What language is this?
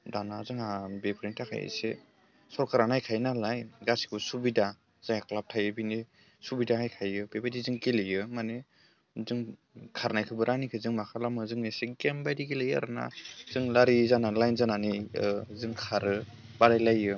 Bodo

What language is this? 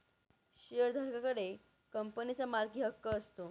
Marathi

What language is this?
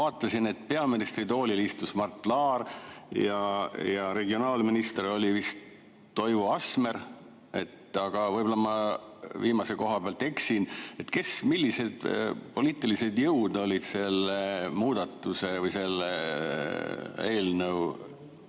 Estonian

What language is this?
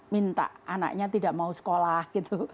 Indonesian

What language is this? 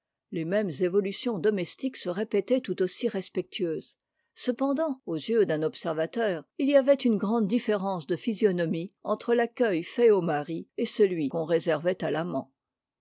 French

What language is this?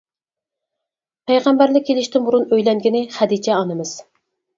Uyghur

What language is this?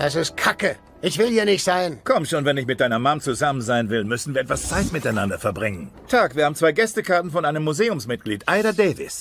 German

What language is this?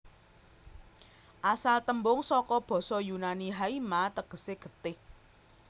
Javanese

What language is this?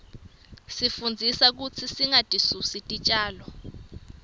Swati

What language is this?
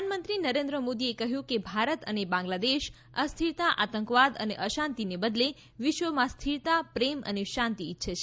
Gujarati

